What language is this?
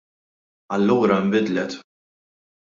Maltese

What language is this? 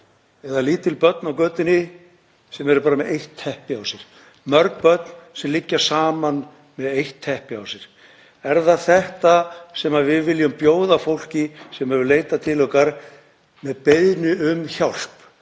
Icelandic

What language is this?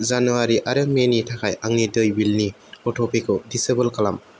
Bodo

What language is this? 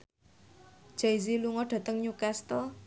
Javanese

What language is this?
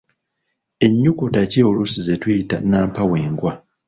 Ganda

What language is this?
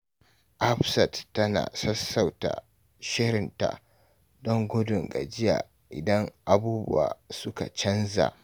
Hausa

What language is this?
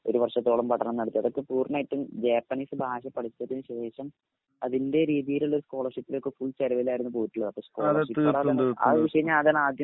Malayalam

